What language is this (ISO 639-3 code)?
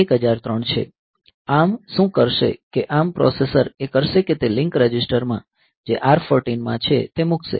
guj